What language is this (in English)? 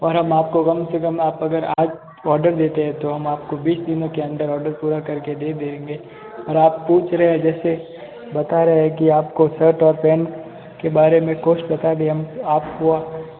Hindi